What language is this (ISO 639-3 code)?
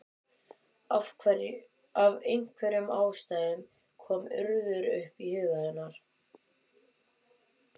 isl